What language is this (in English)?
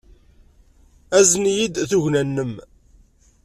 Kabyle